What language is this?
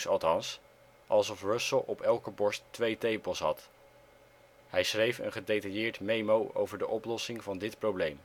Dutch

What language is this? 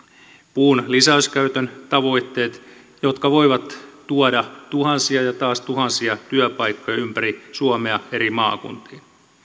Finnish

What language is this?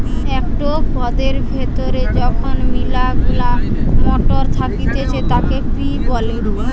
Bangla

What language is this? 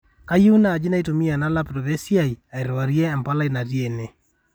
Masai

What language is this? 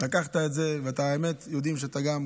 Hebrew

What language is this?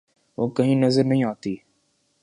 Urdu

